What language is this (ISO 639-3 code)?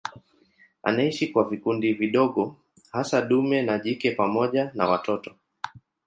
swa